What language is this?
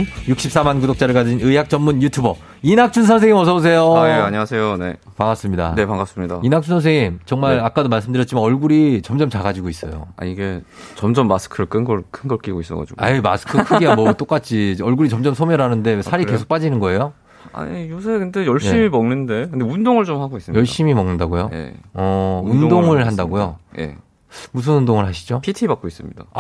Korean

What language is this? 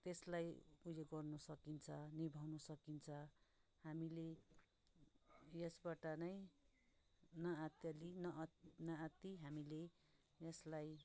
Nepali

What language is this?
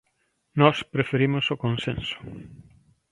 Galician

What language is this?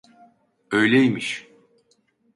Turkish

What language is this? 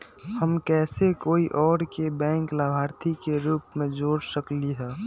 Magahi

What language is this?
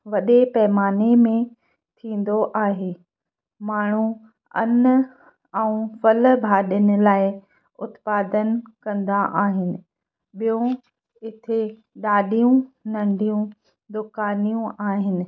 Sindhi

